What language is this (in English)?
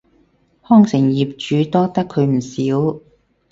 Cantonese